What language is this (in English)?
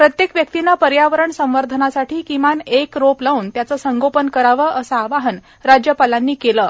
Marathi